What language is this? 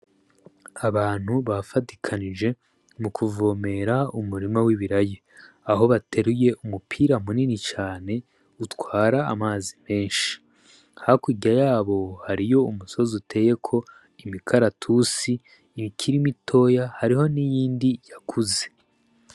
Rundi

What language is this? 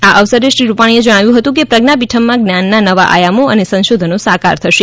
Gujarati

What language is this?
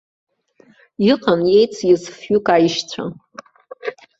Abkhazian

